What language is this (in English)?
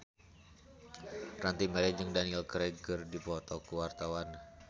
Sundanese